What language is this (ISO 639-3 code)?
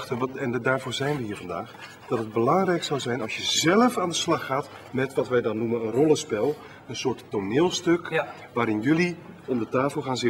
nld